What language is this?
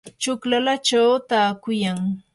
Yanahuanca Pasco Quechua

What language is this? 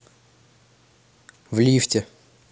Russian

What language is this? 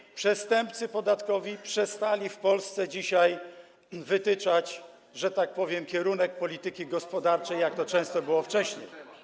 Polish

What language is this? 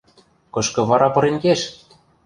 Western Mari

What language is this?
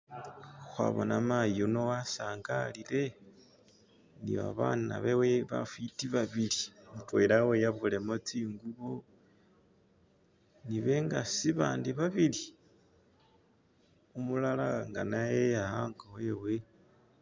Masaaba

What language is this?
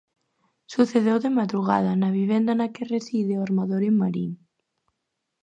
Galician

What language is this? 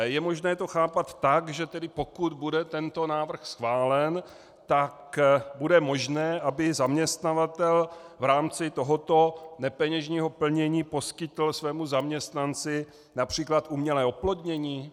Czech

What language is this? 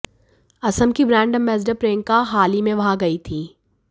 Hindi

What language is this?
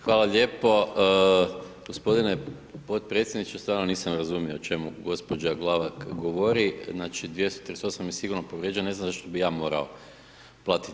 Croatian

